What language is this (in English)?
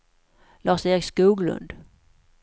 Swedish